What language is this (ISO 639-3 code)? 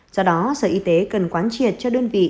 vie